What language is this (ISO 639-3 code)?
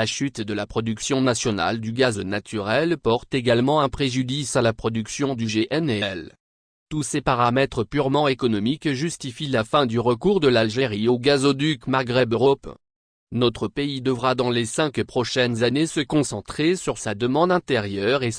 fra